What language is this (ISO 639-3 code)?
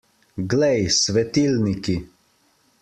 slv